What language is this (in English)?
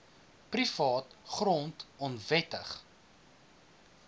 Afrikaans